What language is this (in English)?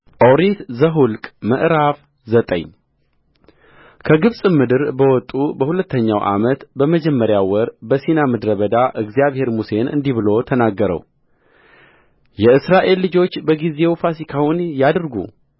Amharic